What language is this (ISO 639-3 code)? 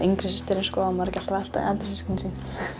isl